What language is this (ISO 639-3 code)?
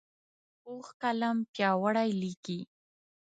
pus